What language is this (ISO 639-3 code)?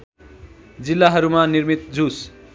nep